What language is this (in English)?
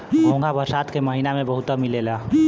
Bhojpuri